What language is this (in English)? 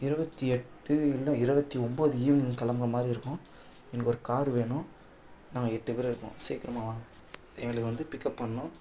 Tamil